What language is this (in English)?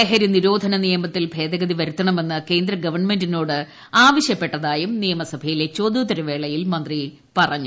Malayalam